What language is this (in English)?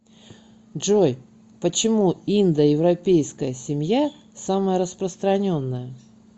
Russian